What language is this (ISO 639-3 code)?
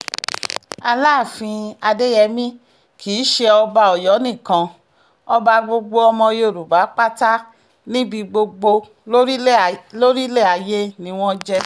yor